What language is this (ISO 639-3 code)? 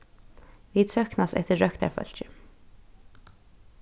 fao